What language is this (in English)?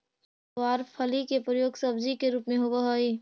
Magahi